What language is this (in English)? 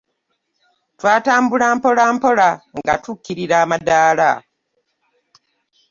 Ganda